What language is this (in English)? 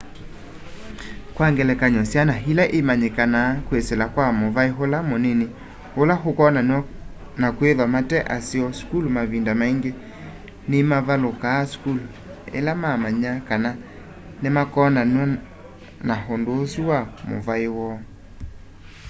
Kamba